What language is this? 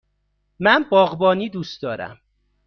Persian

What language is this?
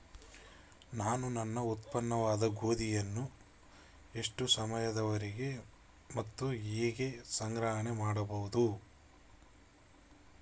Kannada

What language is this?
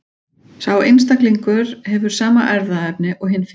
Icelandic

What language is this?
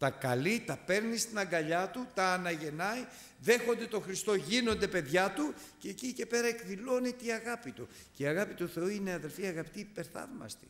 Greek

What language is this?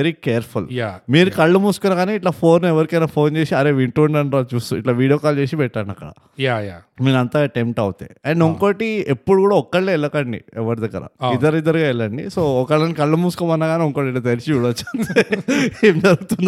Telugu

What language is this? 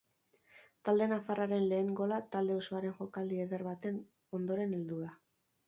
Basque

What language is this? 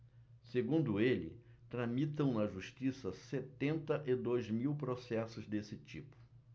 Portuguese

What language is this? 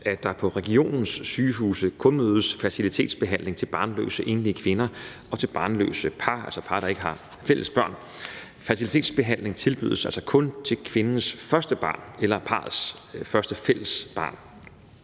Danish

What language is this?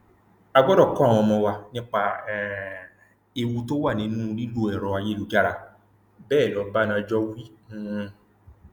Yoruba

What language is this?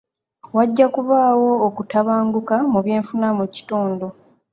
Ganda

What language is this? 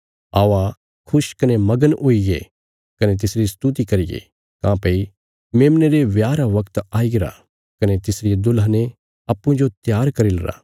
Bilaspuri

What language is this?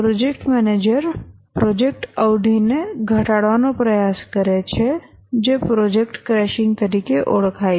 Gujarati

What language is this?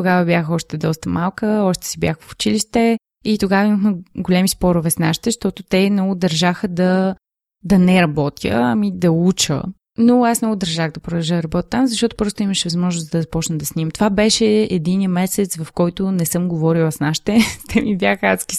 Bulgarian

